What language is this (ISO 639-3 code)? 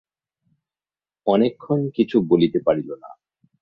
ben